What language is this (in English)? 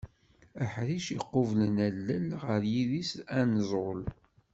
Kabyle